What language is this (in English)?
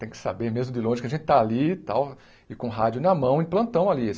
Portuguese